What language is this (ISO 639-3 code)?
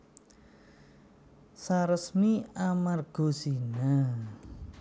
jav